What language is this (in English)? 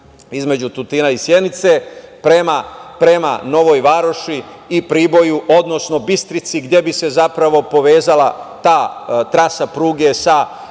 Serbian